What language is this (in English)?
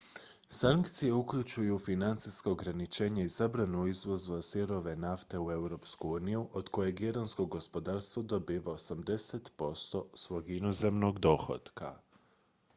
Croatian